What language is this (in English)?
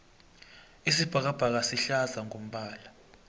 South Ndebele